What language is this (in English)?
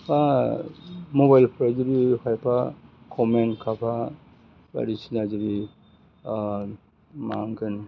Bodo